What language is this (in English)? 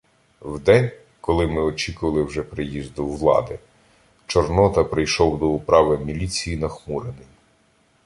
Ukrainian